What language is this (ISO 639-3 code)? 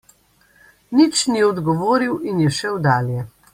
slv